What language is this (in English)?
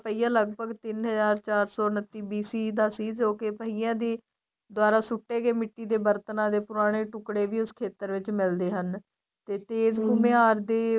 Punjabi